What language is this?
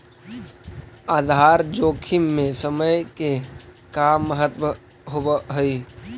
Magahi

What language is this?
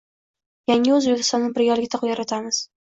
Uzbek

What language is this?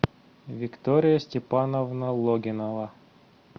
Russian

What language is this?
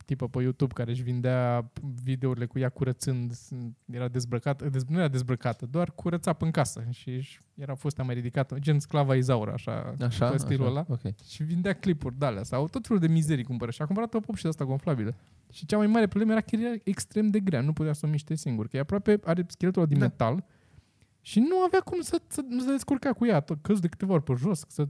Romanian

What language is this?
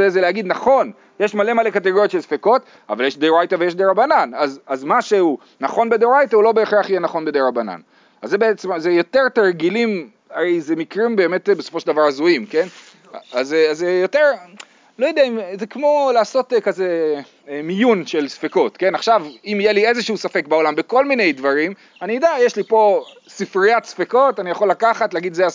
Hebrew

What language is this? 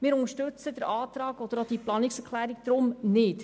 Swiss German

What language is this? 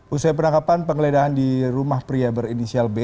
Indonesian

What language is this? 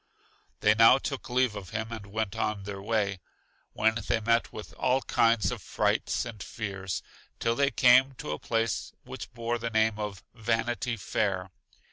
English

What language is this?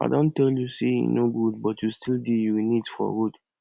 Nigerian Pidgin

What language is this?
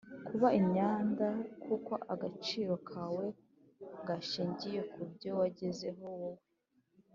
Kinyarwanda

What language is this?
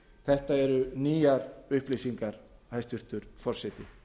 Icelandic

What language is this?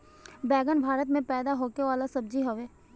Bhojpuri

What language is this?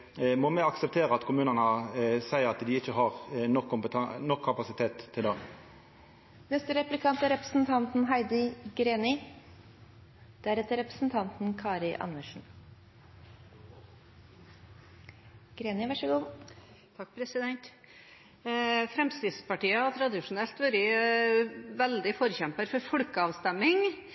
Norwegian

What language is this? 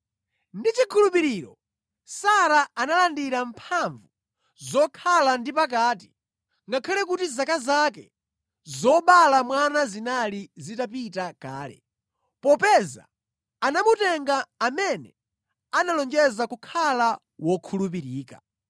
Nyanja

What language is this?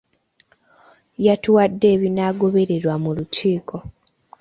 Ganda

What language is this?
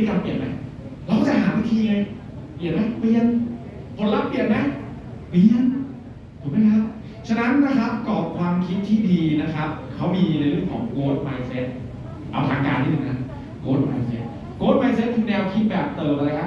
Thai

